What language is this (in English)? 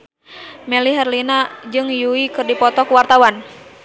Sundanese